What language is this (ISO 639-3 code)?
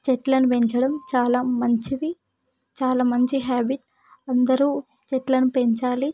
tel